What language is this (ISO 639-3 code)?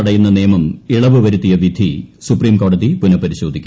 mal